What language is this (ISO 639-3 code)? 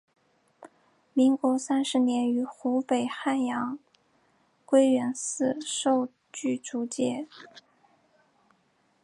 zho